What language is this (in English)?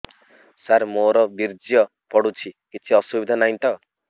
Odia